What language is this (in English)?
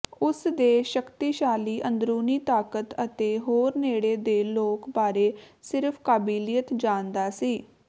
Punjabi